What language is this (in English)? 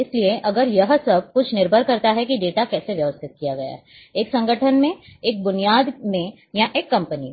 Hindi